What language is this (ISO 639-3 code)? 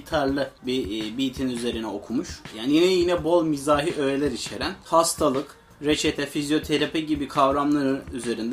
tur